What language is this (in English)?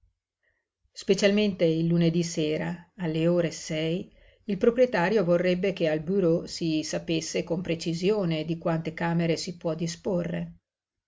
Italian